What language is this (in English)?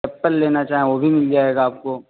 Urdu